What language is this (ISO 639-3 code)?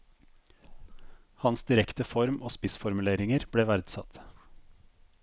nor